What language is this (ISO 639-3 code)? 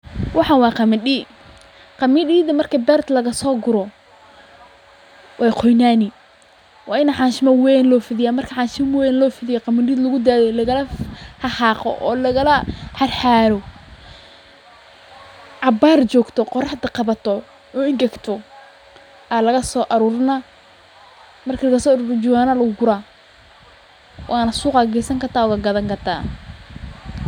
som